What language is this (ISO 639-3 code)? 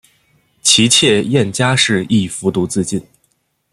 zho